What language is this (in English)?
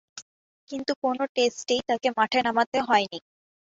Bangla